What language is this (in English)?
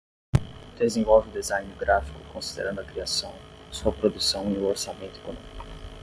Portuguese